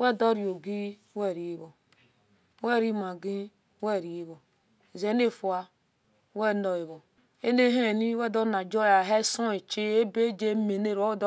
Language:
Esan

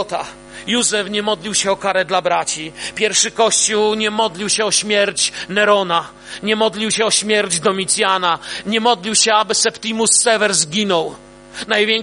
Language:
Polish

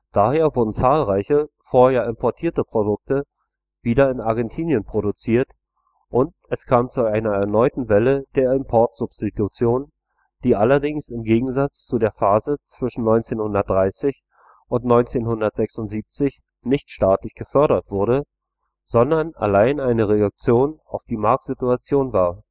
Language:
German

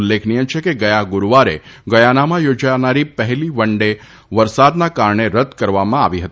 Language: Gujarati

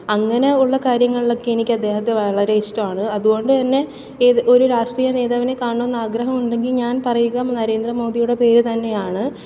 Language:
Malayalam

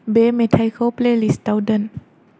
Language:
Bodo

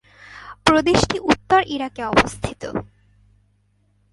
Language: Bangla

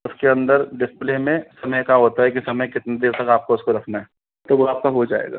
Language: Hindi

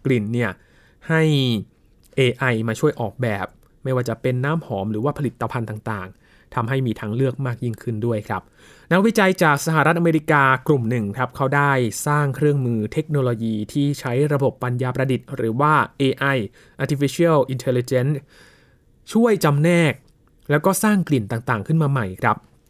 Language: Thai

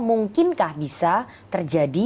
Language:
Indonesian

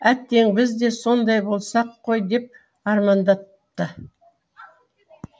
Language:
Kazakh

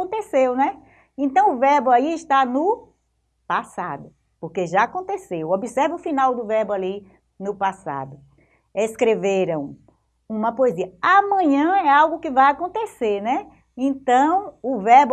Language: Portuguese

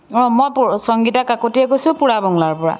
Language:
Assamese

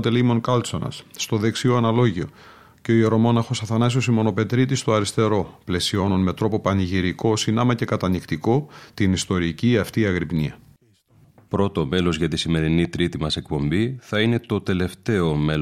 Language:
Greek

